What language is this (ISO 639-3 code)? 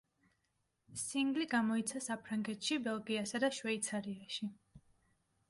kat